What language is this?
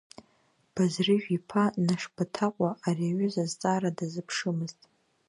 Abkhazian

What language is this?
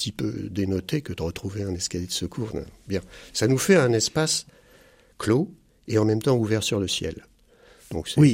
French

